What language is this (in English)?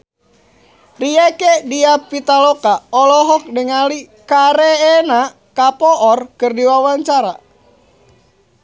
Sundanese